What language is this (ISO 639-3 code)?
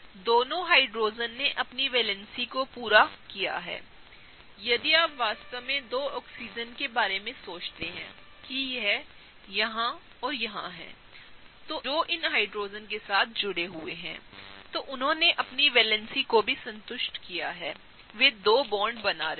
hin